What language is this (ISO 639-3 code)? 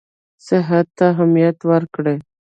pus